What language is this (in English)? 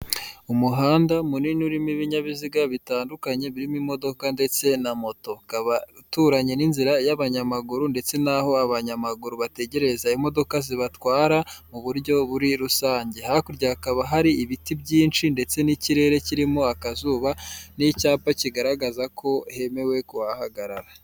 Kinyarwanda